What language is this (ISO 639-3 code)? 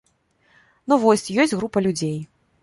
bel